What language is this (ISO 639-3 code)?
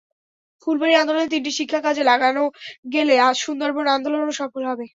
ben